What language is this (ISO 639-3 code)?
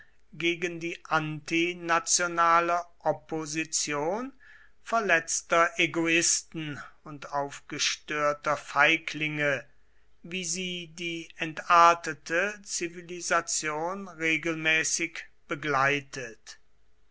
deu